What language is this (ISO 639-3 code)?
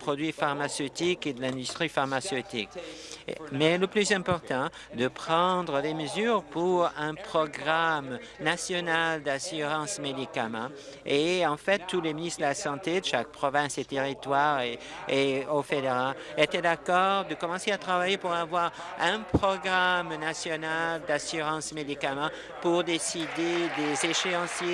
fra